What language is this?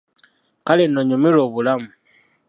Ganda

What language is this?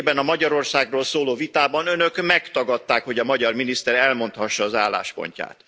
Hungarian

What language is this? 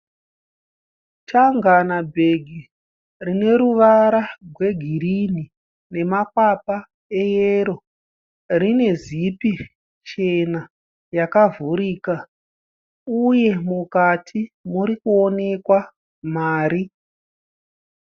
Shona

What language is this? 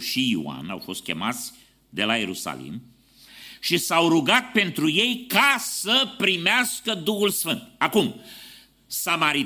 Romanian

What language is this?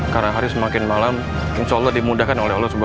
Indonesian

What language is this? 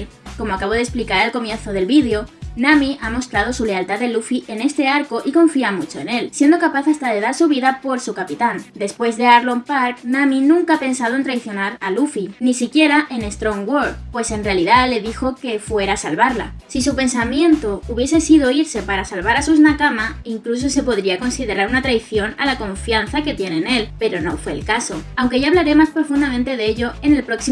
Spanish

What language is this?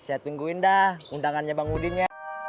Indonesian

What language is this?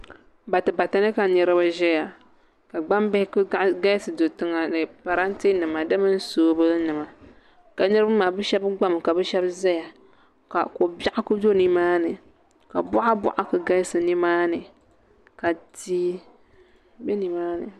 Dagbani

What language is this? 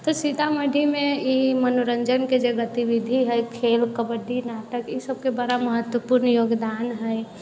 Maithili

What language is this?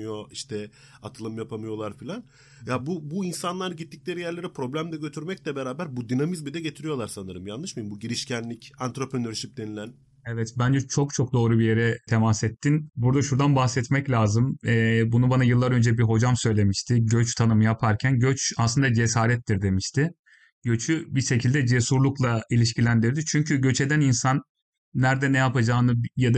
Turkish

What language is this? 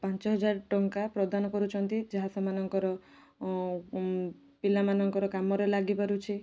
Odia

